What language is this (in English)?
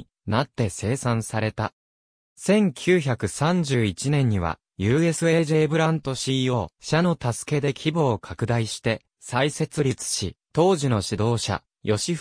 Japanese